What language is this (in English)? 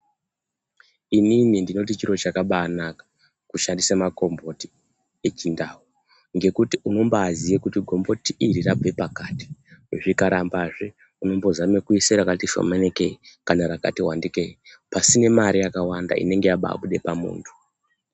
Ndau